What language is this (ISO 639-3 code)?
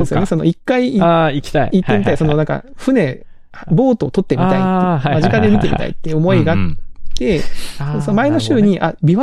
jpn